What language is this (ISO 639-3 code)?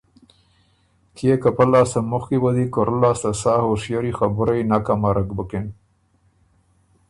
oru